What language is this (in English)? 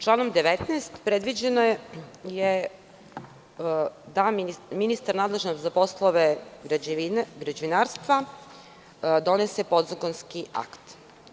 Serbian